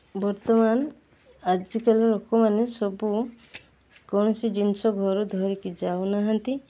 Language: Odia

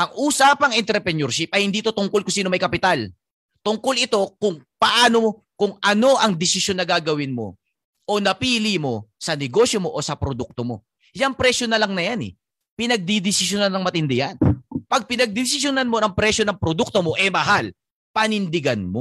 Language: Filipino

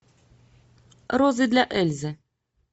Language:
Russian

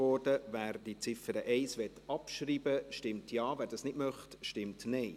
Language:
Swiss German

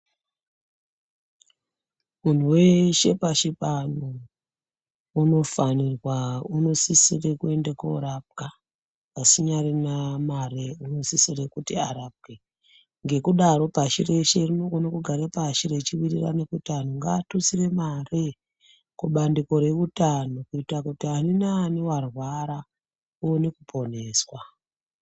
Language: Ndau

